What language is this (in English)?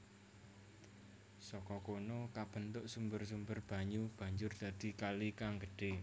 Javanese